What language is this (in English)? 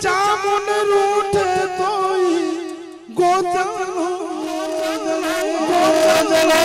Gujarati